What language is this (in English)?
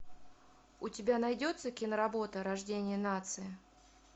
Russian